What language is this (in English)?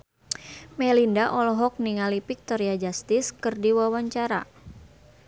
Sundanese